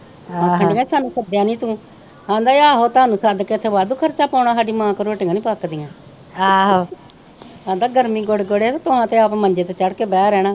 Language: Punjabi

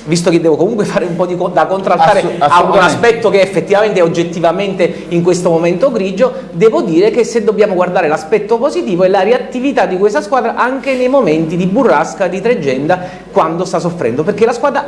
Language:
Italian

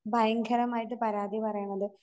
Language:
Malayalam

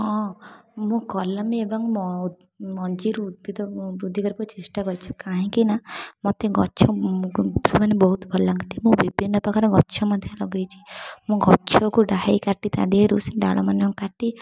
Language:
Odia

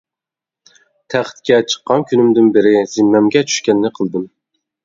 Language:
Uyghur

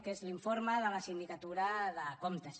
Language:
Catalan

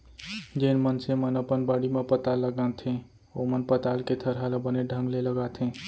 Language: Chhattisgarhi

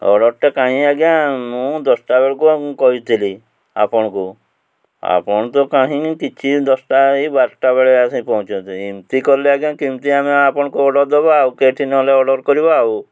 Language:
Odia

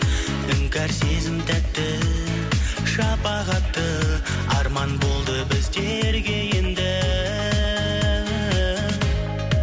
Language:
Kazakh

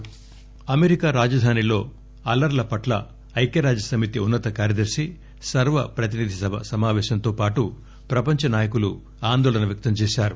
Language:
Telugu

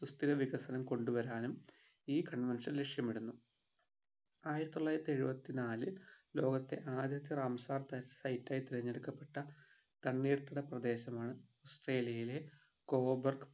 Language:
Malayalam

